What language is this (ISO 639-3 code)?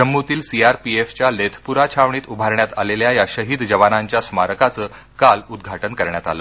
mar